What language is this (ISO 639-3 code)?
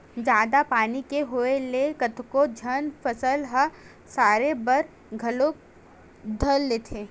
hne